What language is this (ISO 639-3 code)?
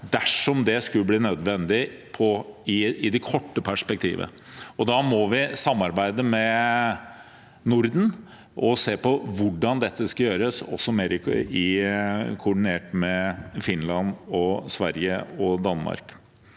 nor